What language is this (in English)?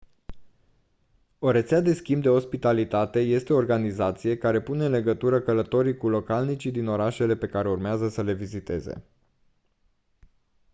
Romanian